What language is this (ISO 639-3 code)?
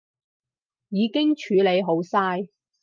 yue